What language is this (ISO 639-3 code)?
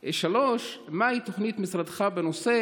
heb